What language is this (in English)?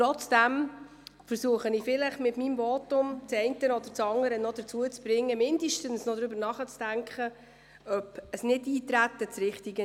Swiss German